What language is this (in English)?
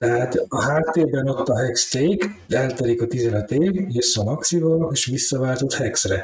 Hungarian